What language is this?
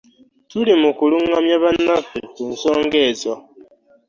Ganda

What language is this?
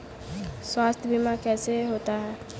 Hindi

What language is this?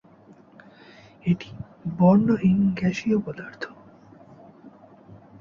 Bangla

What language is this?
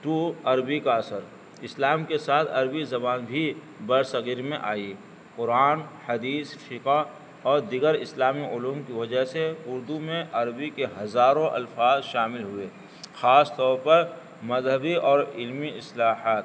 Urdu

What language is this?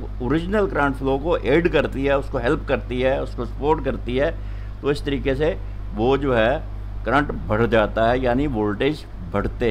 Hindi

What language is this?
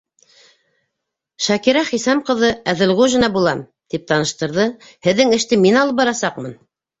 Bashkir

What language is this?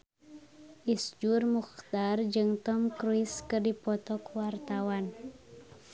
Sundanese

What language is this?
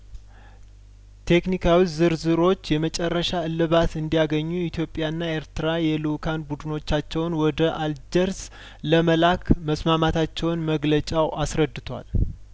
Amharic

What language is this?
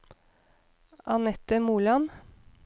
Norwegian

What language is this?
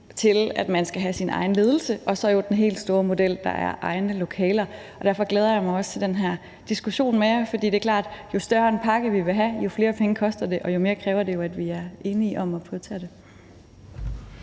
Danish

